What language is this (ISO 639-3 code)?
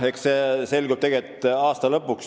est